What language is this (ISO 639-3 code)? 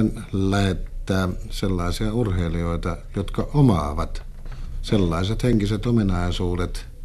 fin